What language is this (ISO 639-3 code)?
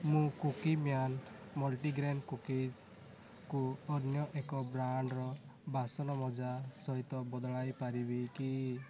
ori